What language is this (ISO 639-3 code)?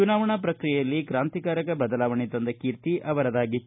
kan